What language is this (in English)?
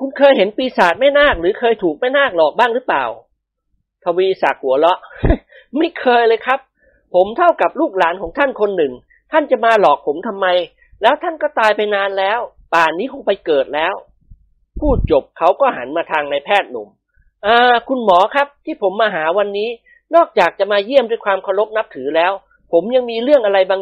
Thai